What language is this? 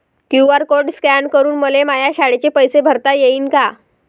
Marathi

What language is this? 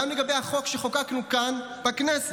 Hebrew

